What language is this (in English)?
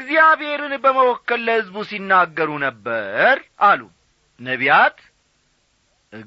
Amharic